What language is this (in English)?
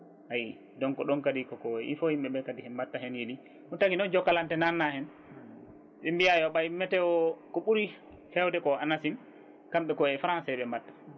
Fula